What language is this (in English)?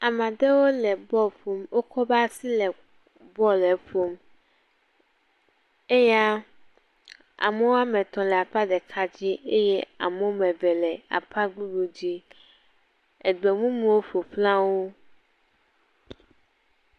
Ewe